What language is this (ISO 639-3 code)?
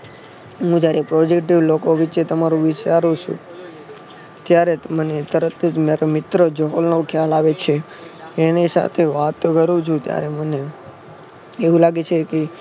guj